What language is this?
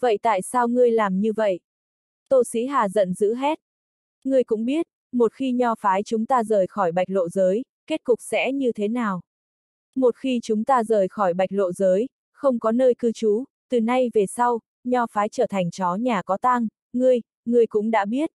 Vietnamese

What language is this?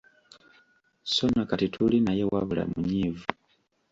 Ganda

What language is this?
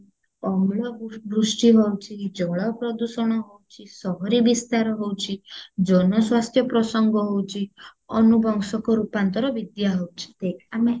Odia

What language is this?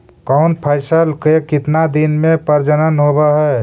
Magahi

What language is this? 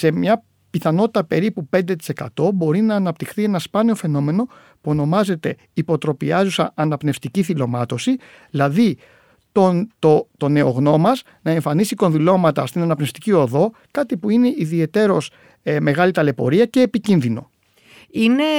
Greek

